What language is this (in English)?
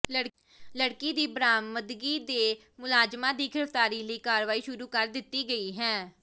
Punjabi